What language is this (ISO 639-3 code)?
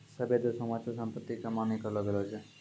mai